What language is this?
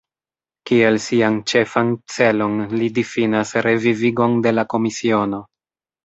Esperanto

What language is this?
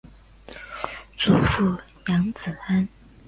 Chinese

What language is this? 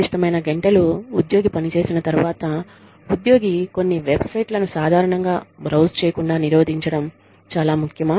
Telugu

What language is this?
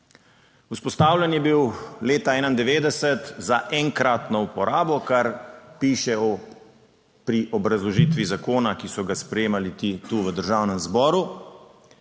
Slovenian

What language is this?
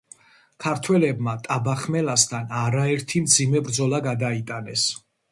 Georgian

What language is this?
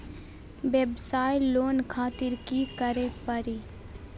Magahi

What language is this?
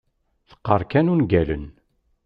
Kabyle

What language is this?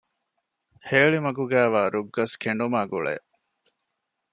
Divehi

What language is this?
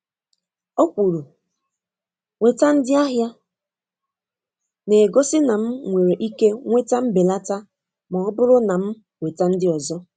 Igbo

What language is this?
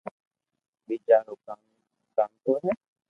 Loarki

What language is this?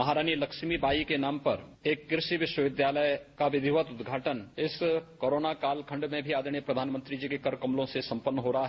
Hindi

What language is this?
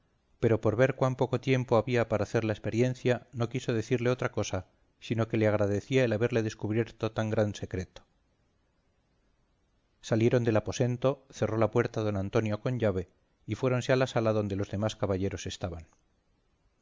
Spanish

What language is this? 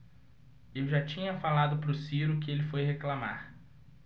Portuguese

